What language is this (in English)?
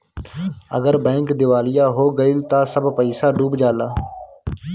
Bhojpuri